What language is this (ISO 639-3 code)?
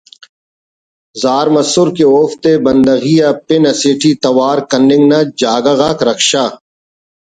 brh